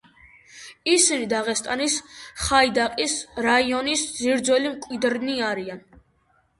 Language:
Georgian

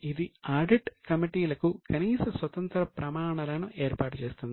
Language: Telugu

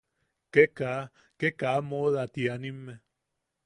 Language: Yaqui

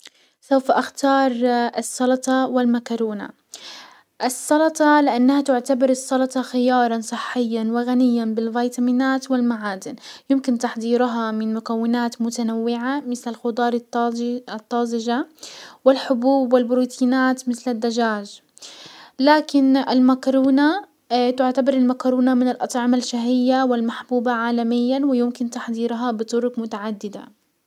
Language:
Hijazi Arabic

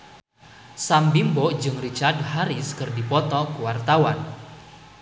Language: Sundanese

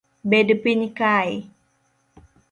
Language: Luo (Kenya and Tanzania)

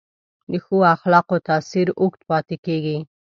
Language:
Pashto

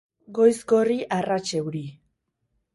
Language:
Basque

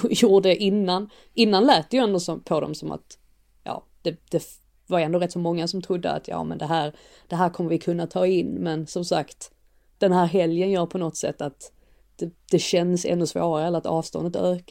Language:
Swedish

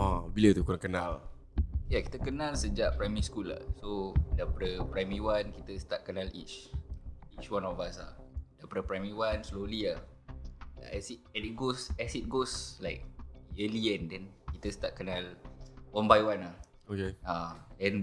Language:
Malay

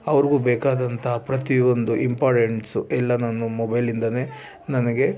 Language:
Kannada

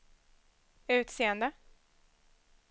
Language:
Swedish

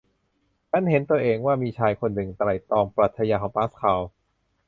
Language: Thai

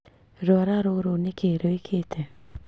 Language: Kikuyu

